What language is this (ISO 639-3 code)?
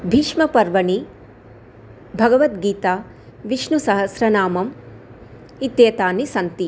san